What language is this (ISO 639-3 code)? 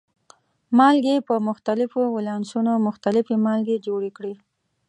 pus